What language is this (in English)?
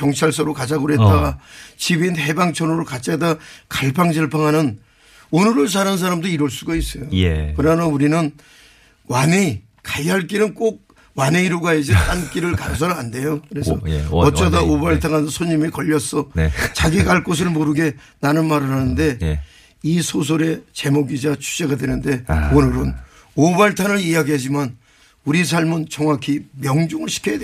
Korean